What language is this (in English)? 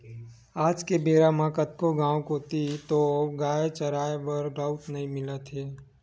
Chhattisgarhi